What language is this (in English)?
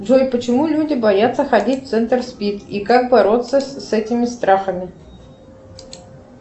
Russian